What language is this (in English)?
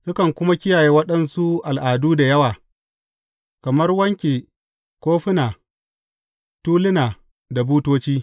Hausa